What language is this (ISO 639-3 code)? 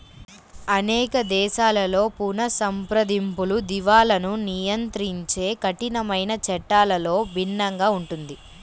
tel